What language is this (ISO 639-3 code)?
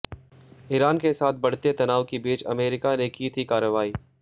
hin